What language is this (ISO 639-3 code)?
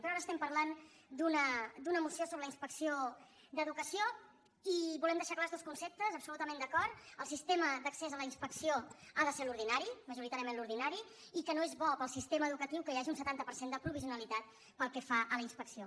cat